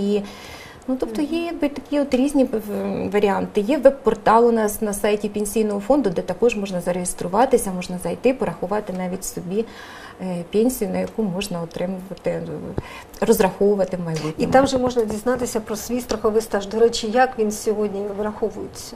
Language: Ukrainian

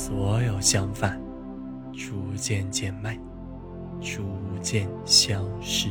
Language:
Chinese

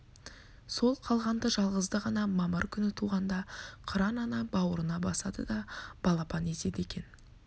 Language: Kazakh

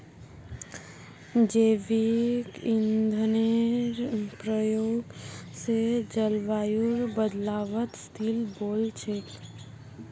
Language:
Magahi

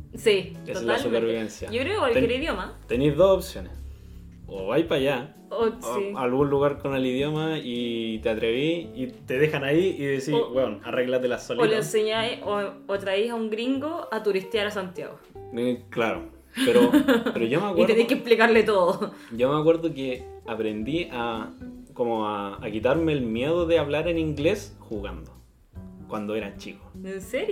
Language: Spanish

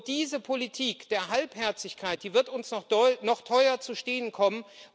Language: German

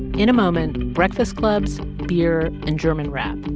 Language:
English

